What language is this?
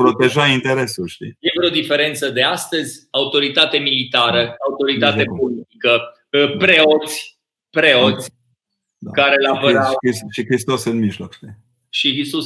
Romanian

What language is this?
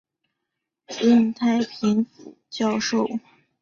Chinese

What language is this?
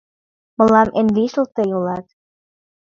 Mari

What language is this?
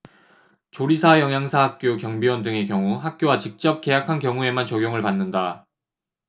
Korean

